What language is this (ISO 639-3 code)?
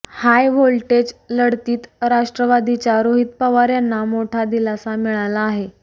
mar